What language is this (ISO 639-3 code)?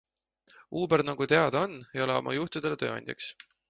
est